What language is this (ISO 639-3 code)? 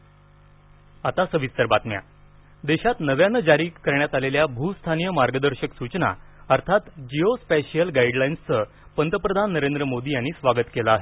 mar